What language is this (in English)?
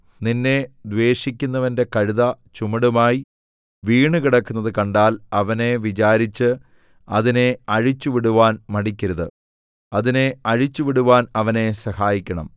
Malayalam